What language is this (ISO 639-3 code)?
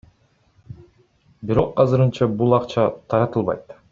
kir